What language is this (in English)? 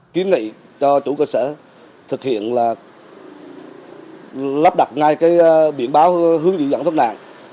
Vietnamese